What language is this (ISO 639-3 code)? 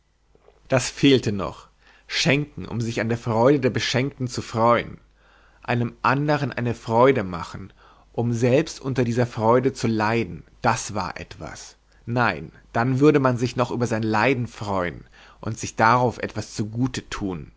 deu